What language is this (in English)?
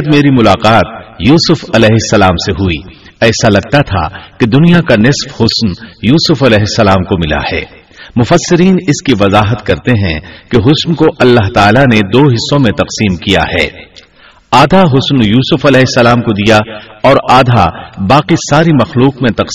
Urdu